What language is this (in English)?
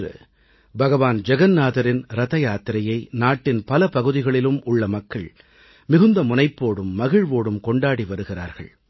Tamil